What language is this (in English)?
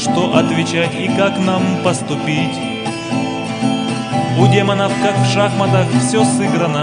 Russian